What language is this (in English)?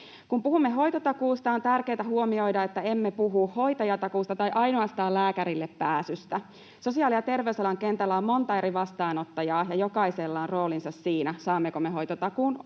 Finnish